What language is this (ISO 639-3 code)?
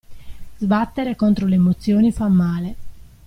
ita